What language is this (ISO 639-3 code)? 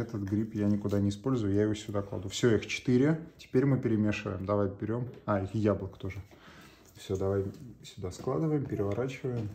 rus